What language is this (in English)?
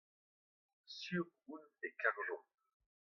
Breton